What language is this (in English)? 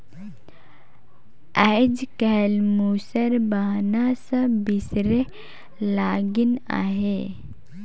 Chhattisgarhi